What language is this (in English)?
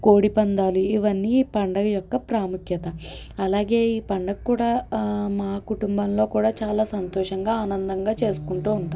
Telugu